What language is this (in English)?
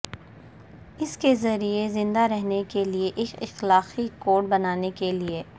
Urdu